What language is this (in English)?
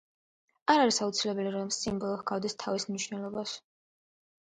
Georgian